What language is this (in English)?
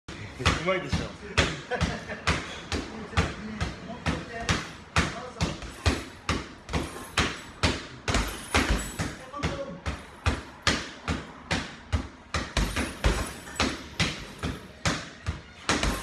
Japanese